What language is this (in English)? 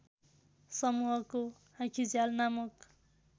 Nepali